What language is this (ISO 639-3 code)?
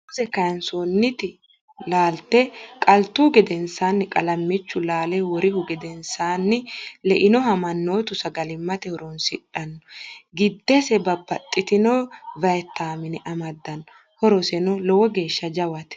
sid